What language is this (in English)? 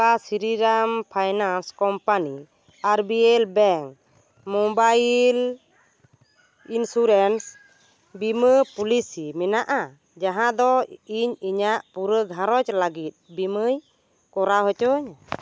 Santali